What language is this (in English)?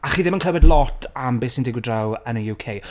Welsh